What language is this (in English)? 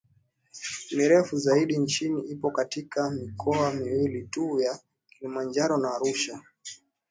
Swahili